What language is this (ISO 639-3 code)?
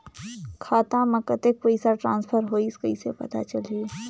hne